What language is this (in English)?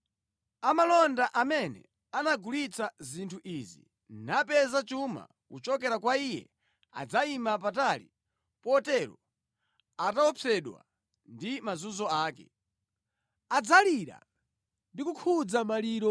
Nyanja